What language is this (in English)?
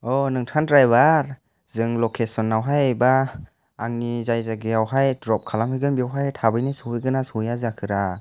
Bodo